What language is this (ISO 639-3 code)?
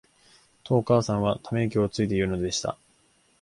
jpn